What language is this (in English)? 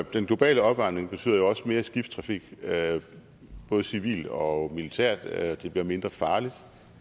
Danish